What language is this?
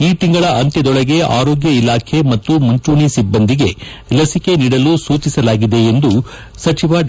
Kannada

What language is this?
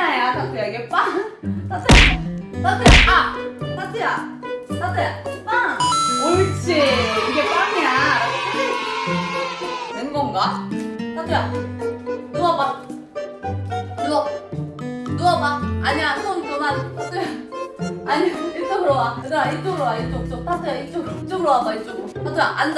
Korean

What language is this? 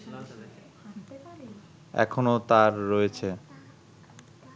Bangla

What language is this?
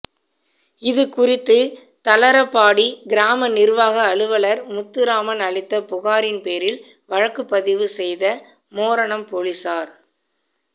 Tamil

